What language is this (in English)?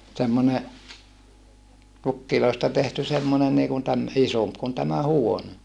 Finnish